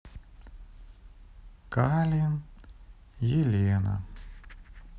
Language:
Russian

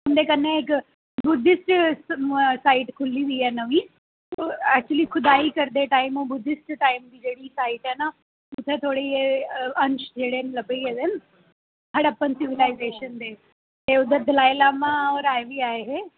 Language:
Dogri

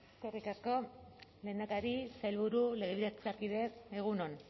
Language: Basque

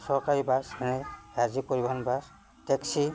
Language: Assamese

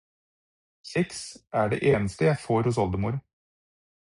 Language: Norwegian Bokmål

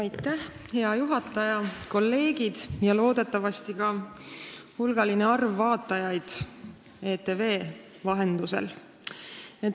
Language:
Estonian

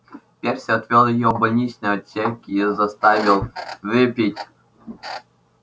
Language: Russian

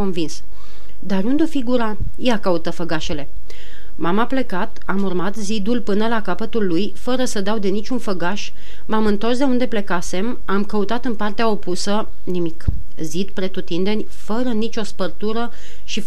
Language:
Romanian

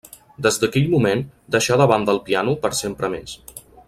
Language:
Catalan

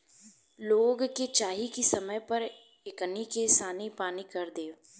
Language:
Bhojpuri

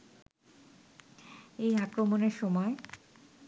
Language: Bangla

